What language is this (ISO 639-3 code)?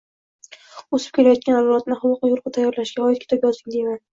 uzb